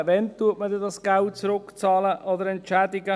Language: Swiss German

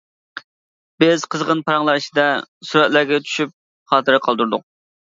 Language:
Uyghur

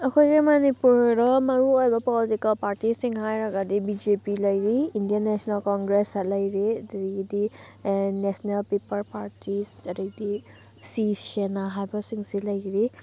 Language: Manipuri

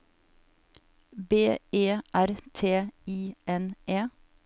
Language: Norwegian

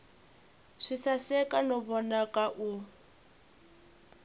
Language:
Tsonga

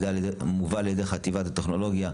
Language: Hebrew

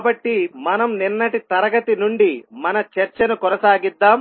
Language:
Telugu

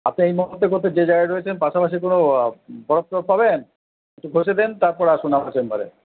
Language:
Bangla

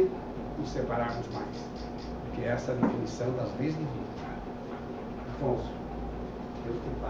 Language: Portuguese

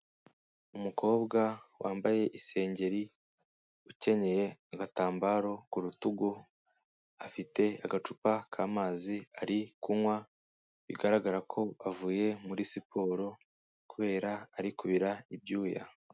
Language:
Kinyarwanda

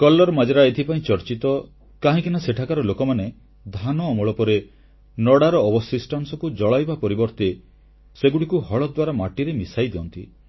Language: Odia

